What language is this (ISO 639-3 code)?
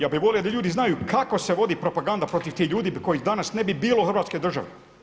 hrv